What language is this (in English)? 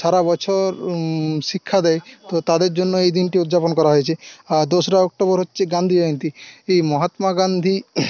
Bangla